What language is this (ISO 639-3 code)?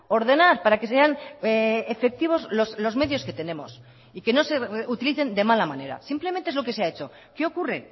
spa